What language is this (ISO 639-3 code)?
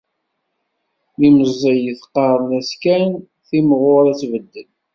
kab